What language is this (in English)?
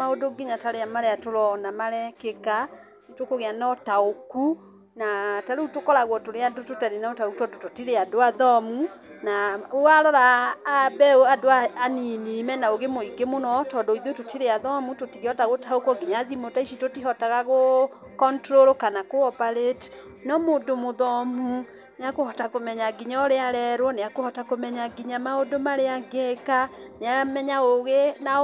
Kikuyu